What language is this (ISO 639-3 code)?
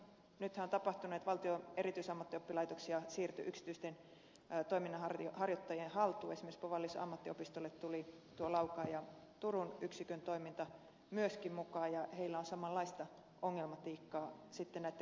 fin